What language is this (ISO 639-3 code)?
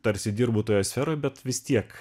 lit